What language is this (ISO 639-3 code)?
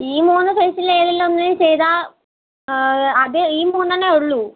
mal